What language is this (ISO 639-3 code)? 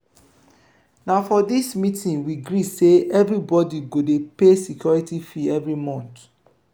pcm